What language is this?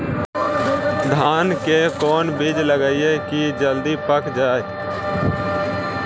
Magahi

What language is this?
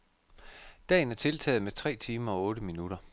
Danish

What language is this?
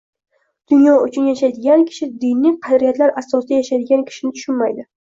Uzbek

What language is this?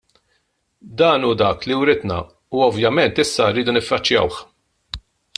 Maltese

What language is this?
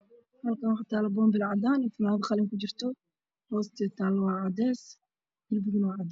Somali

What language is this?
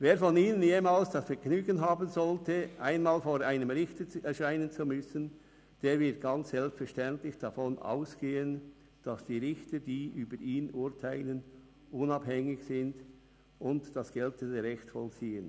Swiss German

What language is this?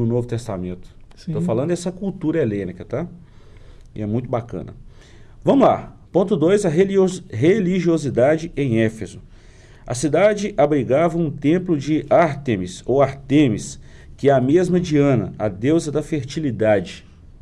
Portuguese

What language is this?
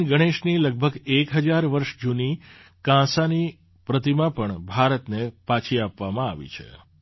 Gujarati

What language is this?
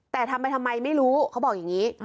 Thai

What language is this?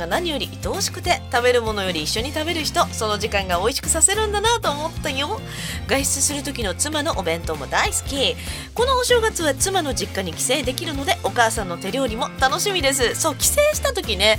Japanese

